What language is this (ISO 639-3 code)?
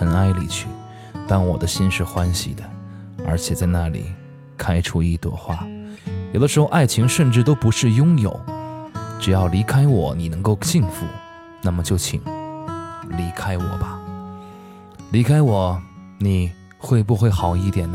zho